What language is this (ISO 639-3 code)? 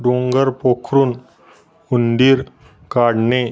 mar